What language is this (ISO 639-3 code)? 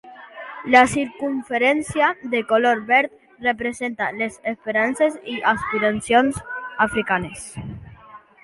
cat